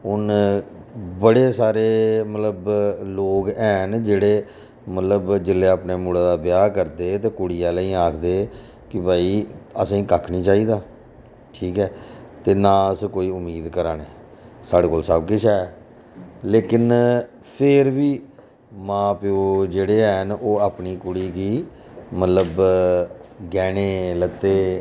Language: Dogri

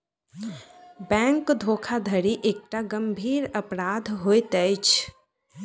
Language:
Maithili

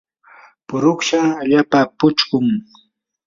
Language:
Yanahuanca Pasco Quechua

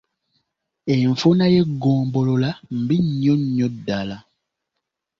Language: Ganda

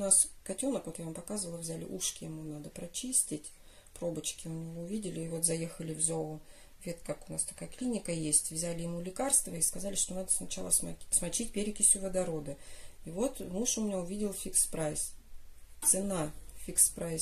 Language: Russian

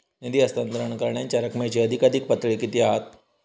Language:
Marathi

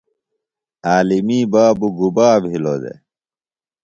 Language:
Phalura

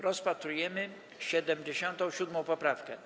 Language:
Polish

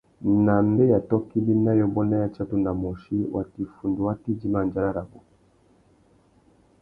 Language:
Tuki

